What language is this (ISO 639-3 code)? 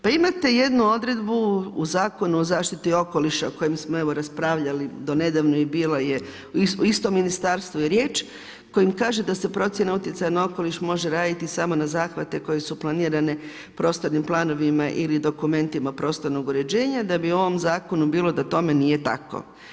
hrv